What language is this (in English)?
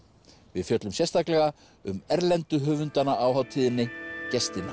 Icelandic